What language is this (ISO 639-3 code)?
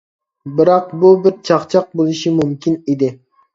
uig